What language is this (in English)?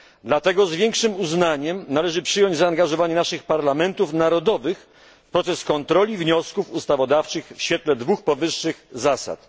Polish